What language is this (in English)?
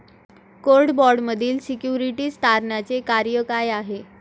Marathi